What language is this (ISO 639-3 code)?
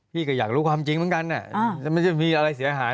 tha